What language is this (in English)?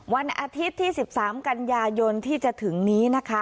Thai